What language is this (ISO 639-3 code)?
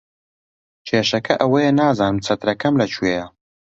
ckb